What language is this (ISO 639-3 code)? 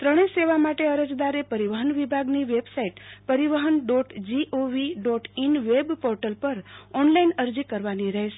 guj